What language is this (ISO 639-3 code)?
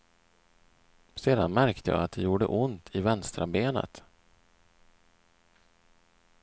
swe